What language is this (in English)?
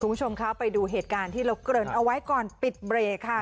Thai